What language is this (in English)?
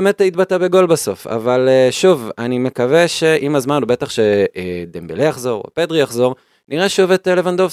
Hebrew